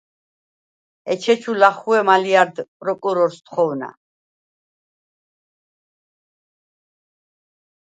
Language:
Svan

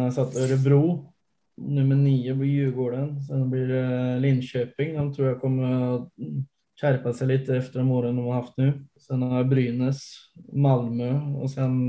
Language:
Swedish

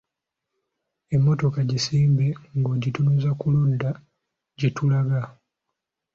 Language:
Ganda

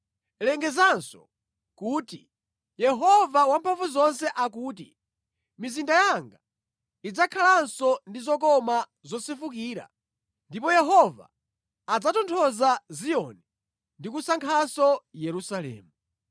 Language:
Nyanja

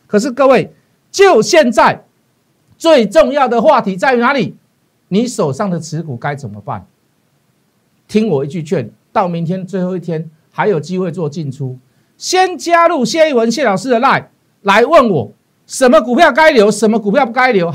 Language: Chinese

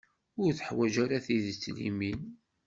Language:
Kabyle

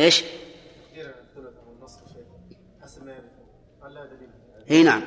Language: Arabic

